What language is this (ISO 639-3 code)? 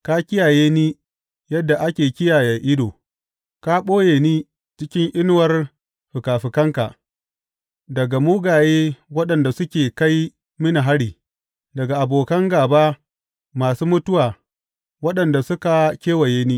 hau